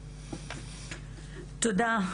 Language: Hebrew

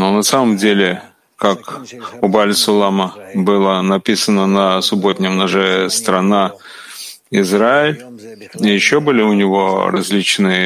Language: Russian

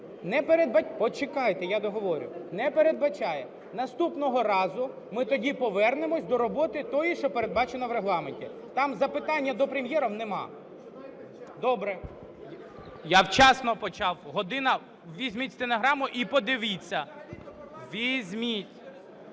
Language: Ukrainian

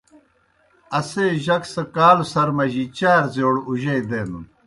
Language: Kohistani Shina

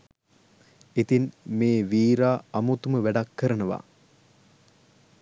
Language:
Sinhala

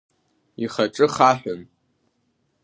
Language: Abkhazian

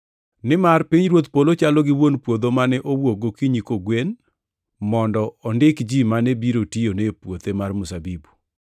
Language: Luo (Kenya and Tanzania)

